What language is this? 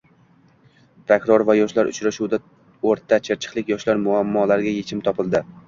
Uzbek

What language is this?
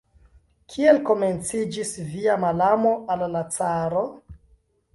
Esperanto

